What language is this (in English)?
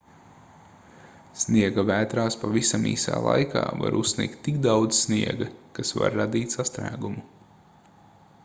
Latvian